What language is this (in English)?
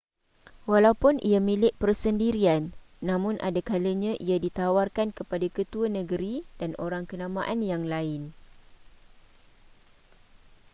Malay